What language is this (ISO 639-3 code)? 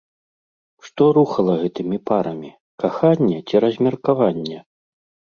bel